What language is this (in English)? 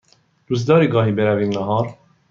Persian